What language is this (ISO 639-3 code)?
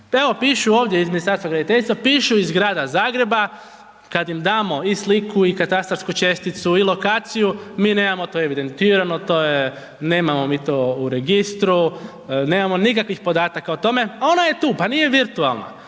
hrv